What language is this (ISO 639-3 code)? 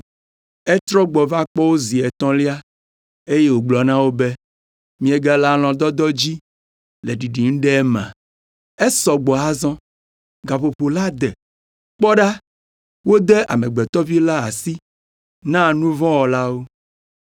ewe